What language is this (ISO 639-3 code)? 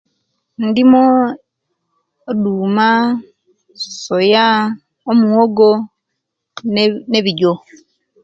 lke